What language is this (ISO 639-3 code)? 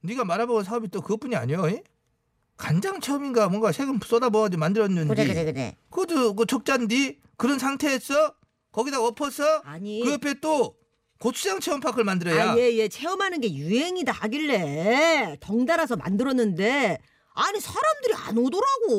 kor